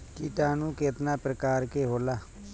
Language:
Bhojpuri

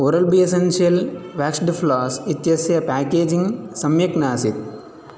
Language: Sanskrit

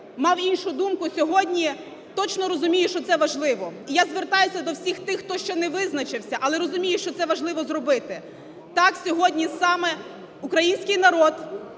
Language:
Ukrainian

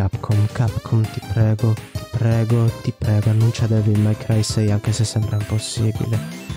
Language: Italian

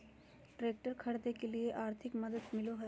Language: Magahi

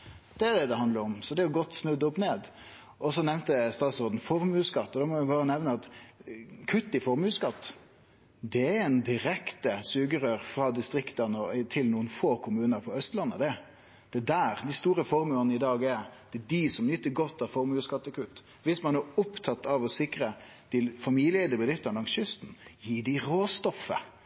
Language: Norwegian Nynorsk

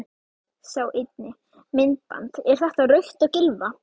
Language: Icelandic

